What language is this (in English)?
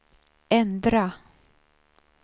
Swedish